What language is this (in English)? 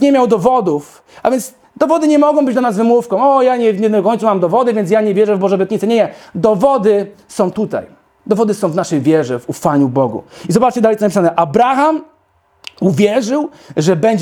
Polish